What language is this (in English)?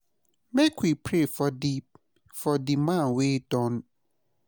Nigerian Pidgin